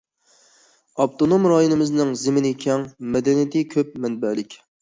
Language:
Uyghur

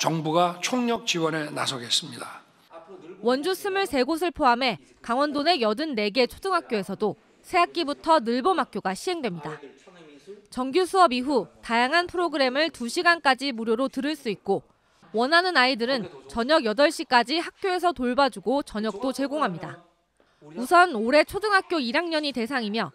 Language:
Korean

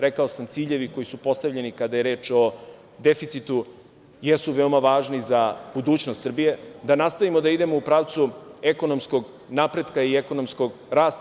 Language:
Serbian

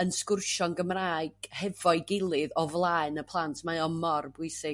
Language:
Welsh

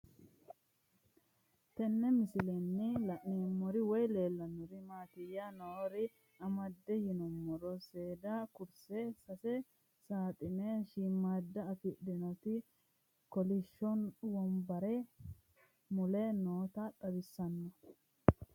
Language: Sidamo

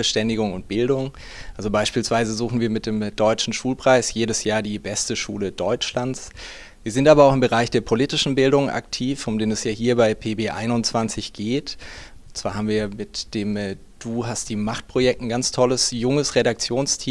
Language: German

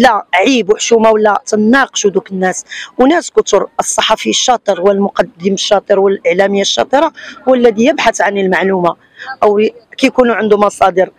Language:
Arabic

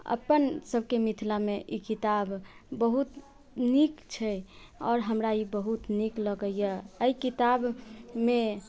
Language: Maithili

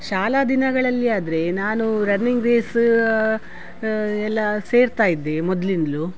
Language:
Kannada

